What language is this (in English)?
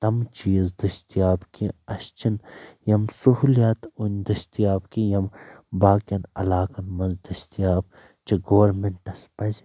Kashmiri